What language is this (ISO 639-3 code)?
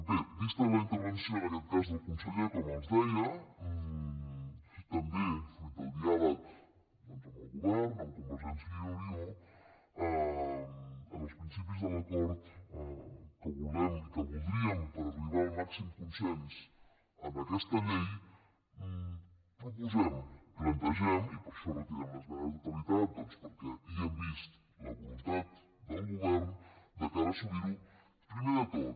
cat